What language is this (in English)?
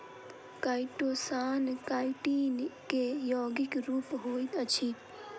Maithili